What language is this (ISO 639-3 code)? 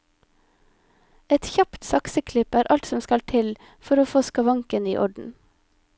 nor